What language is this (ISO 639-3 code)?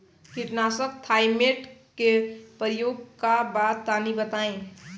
bho